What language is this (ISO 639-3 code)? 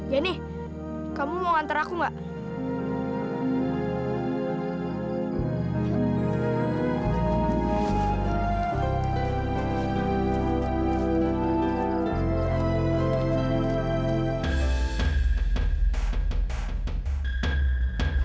ind